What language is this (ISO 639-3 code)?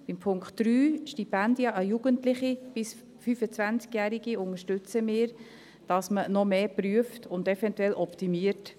gsw